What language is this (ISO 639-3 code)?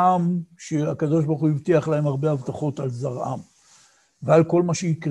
heb